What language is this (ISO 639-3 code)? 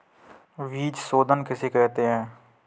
hin